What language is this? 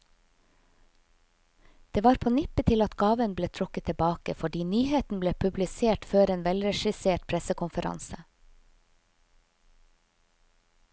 Norwegian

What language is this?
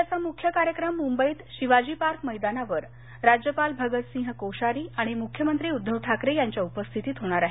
Marathi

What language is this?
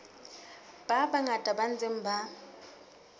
Southern Sotho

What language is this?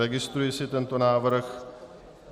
Czech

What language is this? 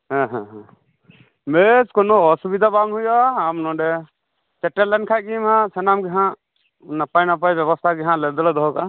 Santali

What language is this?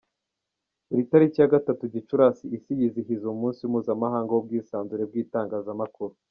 Kinyarwanda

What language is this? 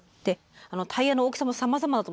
Japanese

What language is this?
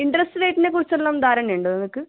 Malayalam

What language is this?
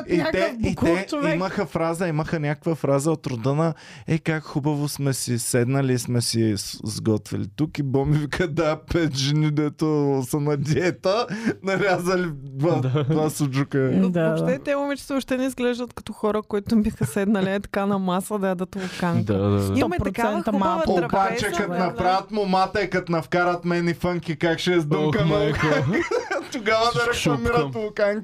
Bulgarian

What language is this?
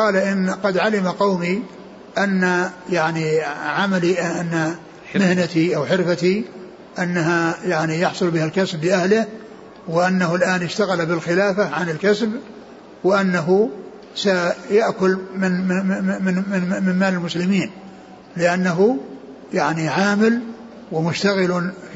Arabic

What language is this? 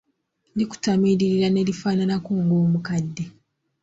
Ganda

